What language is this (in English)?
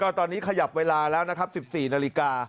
Thai